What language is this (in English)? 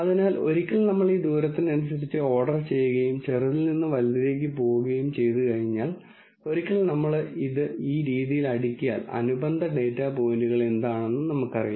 Malayalam